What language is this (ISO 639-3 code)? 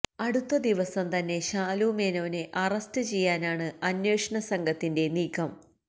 mal